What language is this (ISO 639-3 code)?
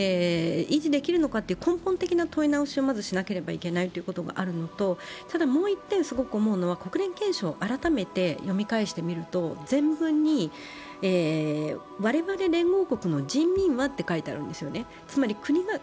jpn